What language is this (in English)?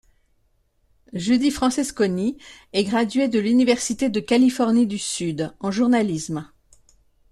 French